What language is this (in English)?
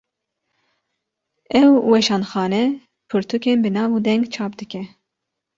Kurdish